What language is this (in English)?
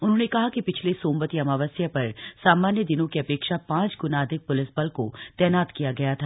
Hindi